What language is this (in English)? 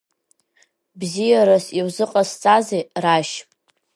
Abkhazian